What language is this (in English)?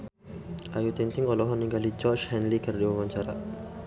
Sundanese